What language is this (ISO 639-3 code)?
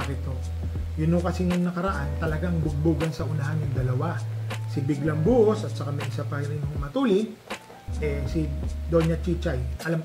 fil